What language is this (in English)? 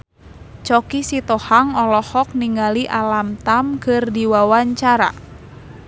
Sundanese